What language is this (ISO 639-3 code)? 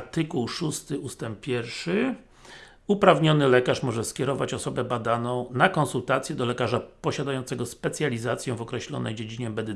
pol